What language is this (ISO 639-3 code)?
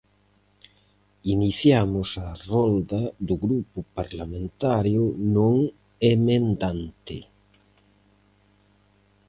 glg